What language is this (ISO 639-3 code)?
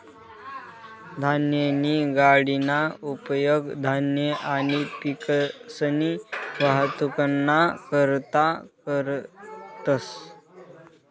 mar